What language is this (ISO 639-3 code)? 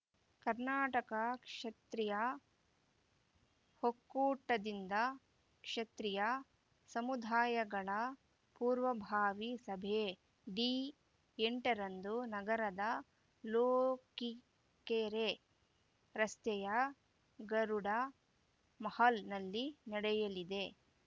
kan